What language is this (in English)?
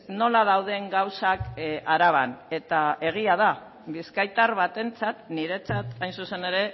Basque